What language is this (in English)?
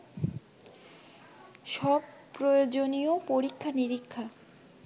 Bangla